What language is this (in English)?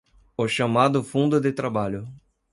Portuguese